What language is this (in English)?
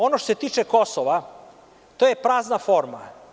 Serbian